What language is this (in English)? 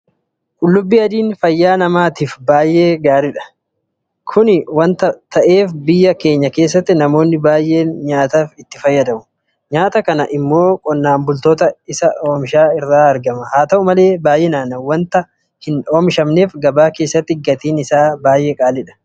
Oromo